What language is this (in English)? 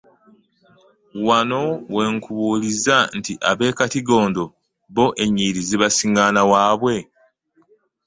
Ganda